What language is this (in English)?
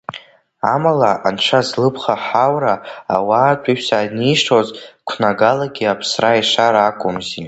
Abkhazian